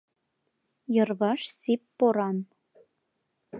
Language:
Mari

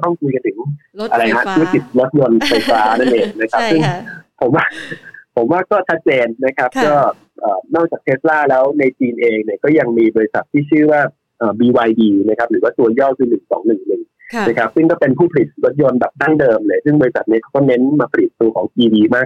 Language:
Thai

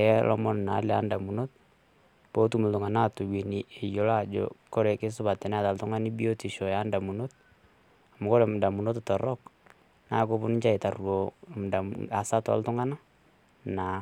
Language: Masai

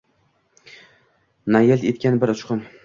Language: Uzbek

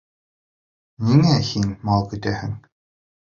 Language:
Bashkir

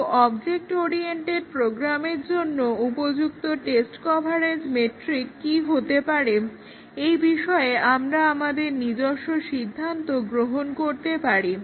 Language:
Bangla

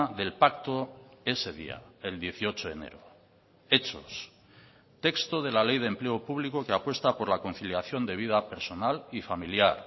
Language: Spanish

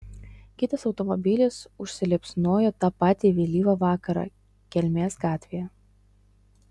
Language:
Lithuanian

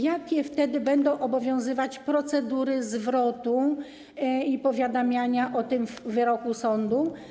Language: Polish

